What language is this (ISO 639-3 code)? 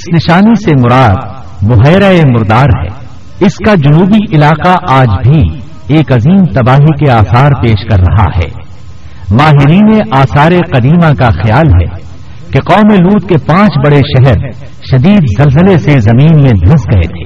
urd